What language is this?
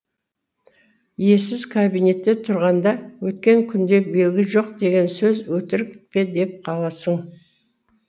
Kazakh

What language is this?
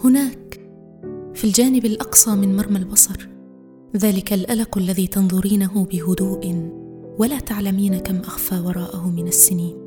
Arabic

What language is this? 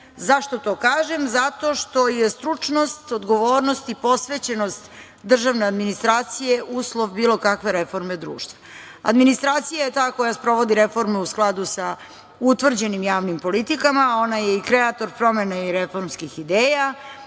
Serbian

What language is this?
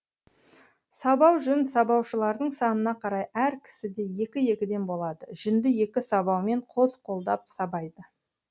Kazakh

